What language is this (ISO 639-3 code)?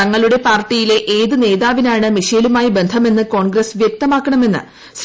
mal